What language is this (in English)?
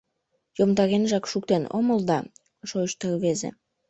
Mari